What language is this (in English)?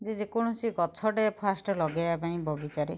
Odia